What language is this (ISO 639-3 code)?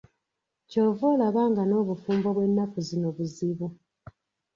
lug